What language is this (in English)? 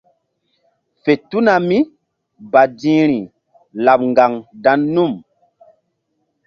Mbum